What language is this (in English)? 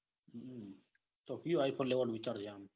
Gujarati